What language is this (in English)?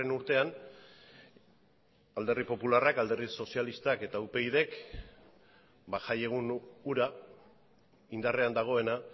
Basque